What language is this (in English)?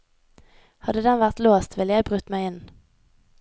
Norwegian